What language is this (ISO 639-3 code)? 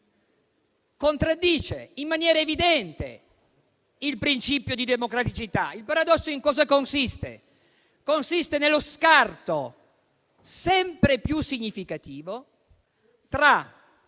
ita